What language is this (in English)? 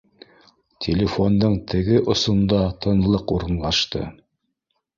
Bashkir